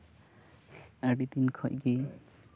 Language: Santali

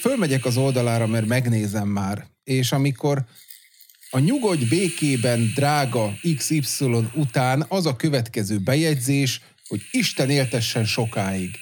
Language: Hungarian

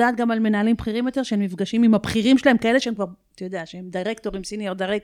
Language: Hebrew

